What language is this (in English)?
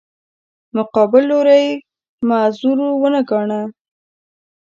Pashto